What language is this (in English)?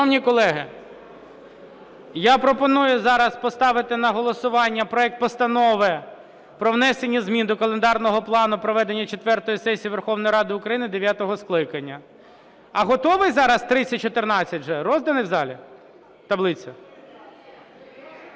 Ukrainian